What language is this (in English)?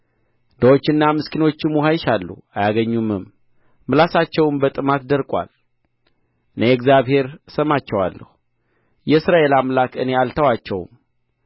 Amharic